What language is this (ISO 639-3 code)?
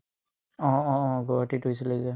asm